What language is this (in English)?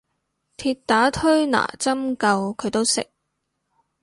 Cantonese